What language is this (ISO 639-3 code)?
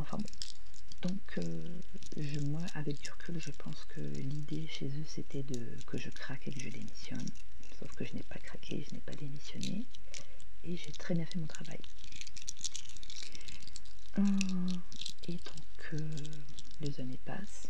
fra